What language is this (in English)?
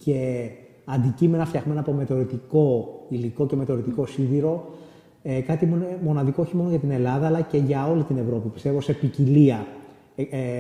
Greek